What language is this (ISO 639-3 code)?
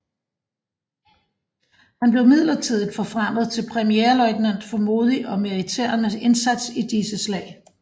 dan